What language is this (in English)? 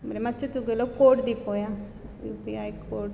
Konkani